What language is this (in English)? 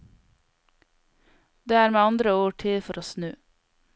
Norwegian